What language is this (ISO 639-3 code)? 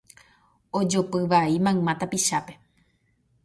grn